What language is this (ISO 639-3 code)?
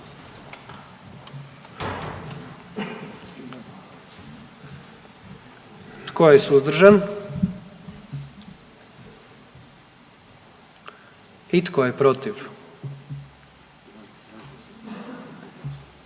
hrv